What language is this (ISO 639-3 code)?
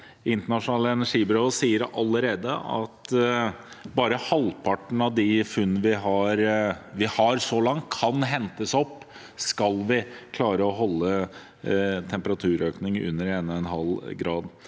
nor